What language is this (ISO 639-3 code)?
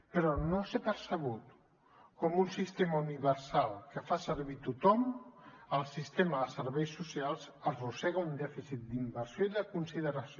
cat